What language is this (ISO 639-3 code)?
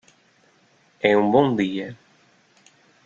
por